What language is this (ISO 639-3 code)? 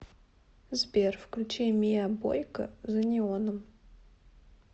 rus